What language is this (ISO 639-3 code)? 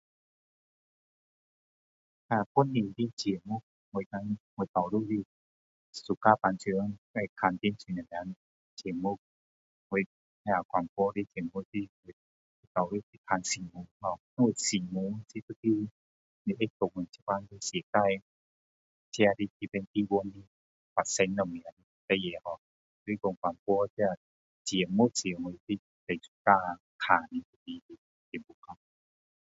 cdo